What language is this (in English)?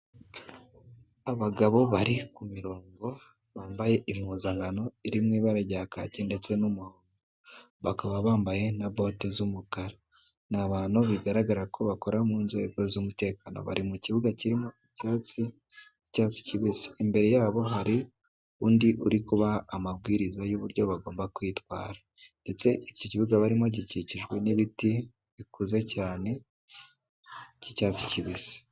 Kinyarwanda